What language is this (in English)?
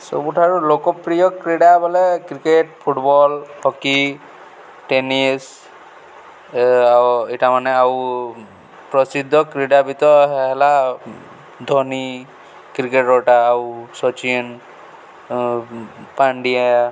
Odia